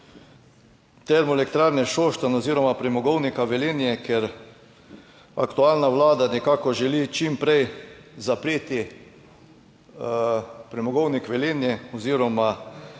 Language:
Slovenian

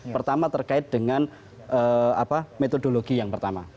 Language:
Indonesian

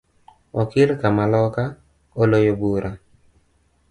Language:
Luo (Kenya and Tanzania)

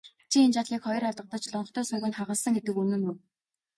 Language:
Mongolian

